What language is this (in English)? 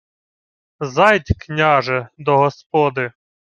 Ukrainian